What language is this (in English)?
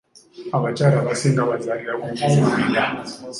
Ganda